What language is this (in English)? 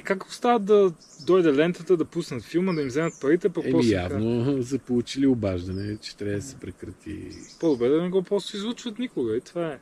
Bulgarian